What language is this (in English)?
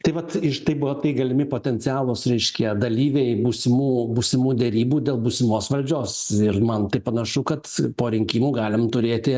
Lithuanian